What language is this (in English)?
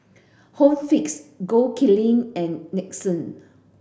English